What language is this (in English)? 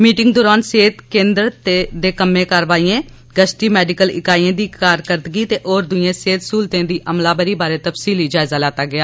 Dogri